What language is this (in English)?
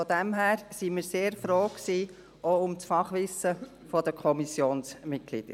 Swiss German